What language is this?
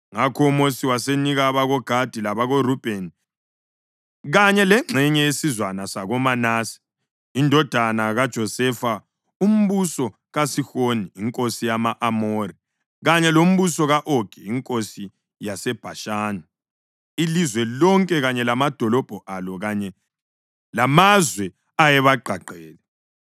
North Ndebele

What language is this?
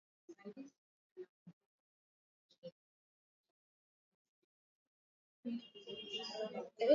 Swahili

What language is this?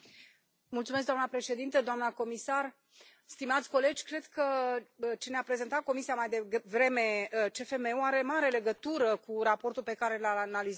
Romanian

